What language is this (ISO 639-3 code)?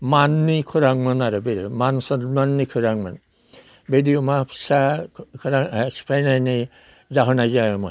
brx